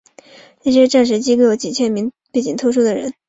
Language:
Chinese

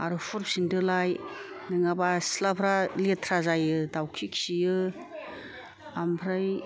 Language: Bodo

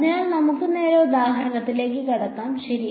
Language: Malayalam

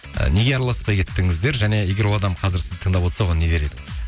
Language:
Kazakh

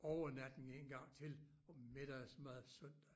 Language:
Danish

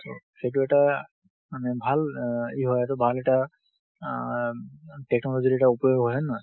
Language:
Assamese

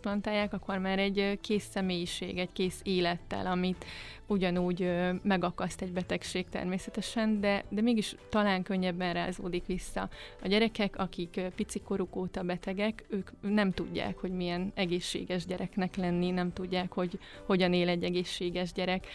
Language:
Hungarian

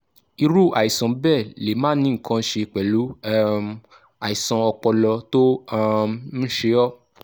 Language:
Yoruba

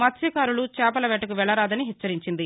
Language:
Telugu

